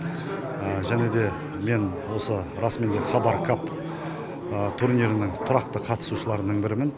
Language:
Kazakh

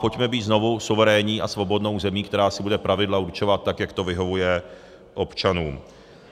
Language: Czech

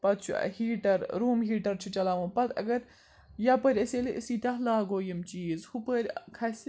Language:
Kashmiri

